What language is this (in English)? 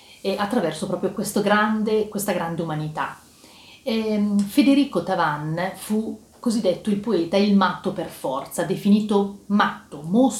Italian